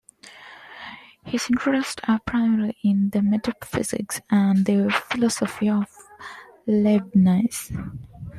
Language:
English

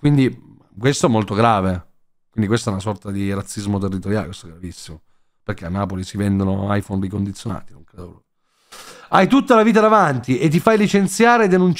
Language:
Italian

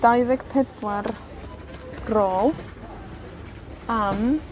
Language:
Welsh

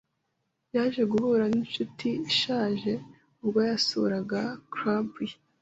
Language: Kinyarwanda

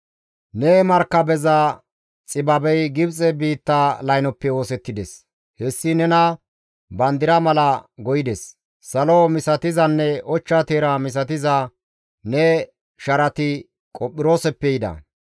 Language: Gamo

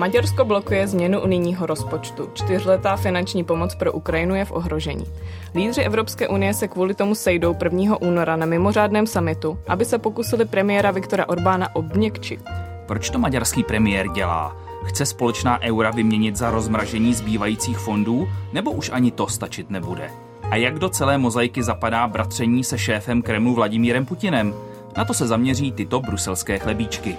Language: Czech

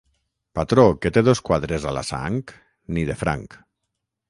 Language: Catalan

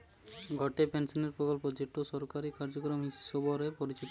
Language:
Bangla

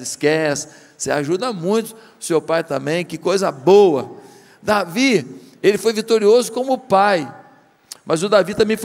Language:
Portuguese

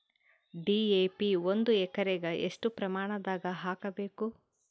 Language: Kannada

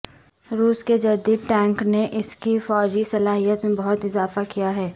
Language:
Urdu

